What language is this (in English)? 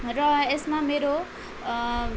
Nepali